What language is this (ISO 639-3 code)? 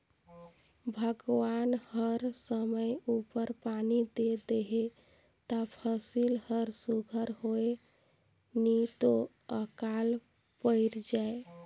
hne